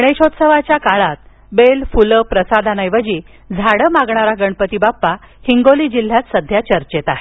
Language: Marathi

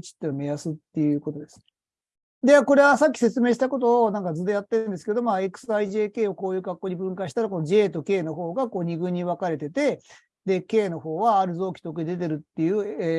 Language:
Japanese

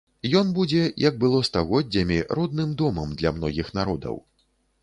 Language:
Belarusian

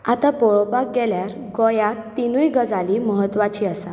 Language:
Konkani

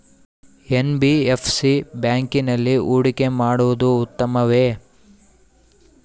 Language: Kannada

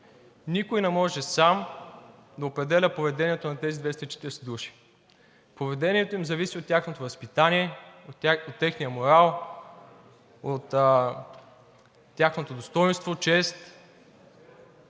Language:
Bulgarian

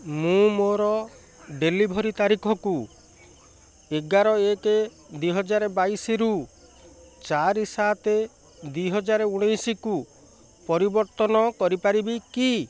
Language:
Odia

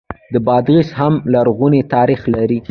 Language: Pashto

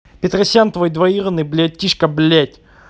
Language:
Russian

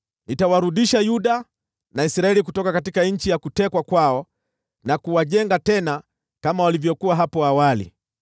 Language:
Swahili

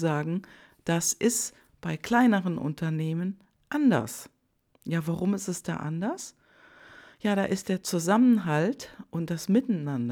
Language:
German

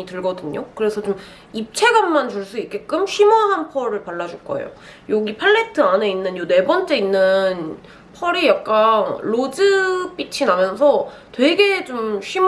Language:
Korean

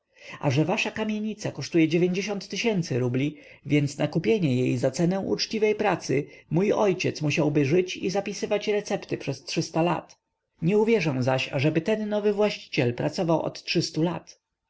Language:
Polish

